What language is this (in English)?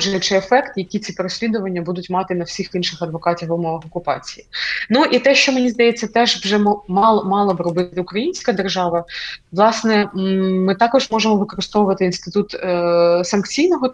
Ukrainian